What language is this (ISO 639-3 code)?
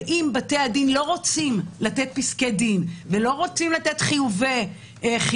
heb